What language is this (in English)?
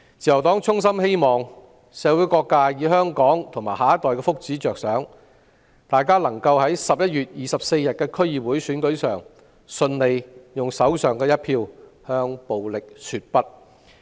Cantonese